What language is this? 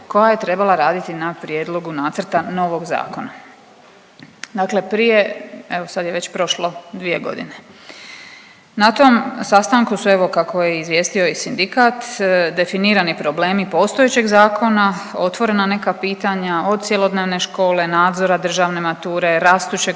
Croatian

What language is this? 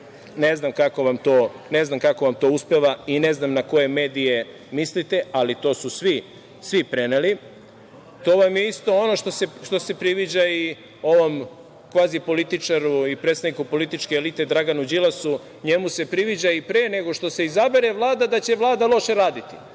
Serbian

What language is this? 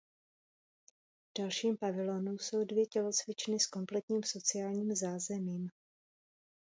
Czech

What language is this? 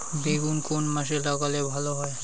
Bangla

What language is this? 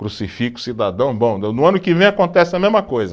Portuguese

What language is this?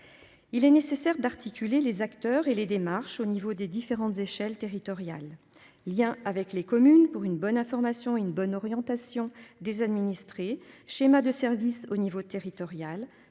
French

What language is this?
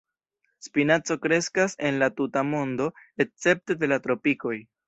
Esperanto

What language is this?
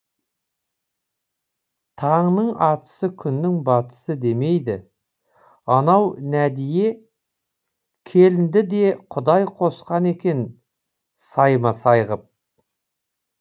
Kazakh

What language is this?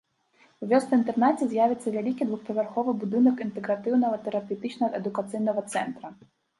Belarusian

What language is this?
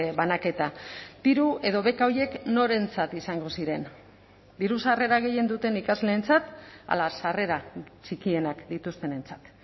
Basque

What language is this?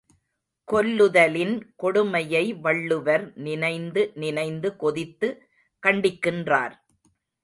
Tamil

